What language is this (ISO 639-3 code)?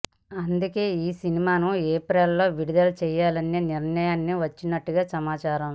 tel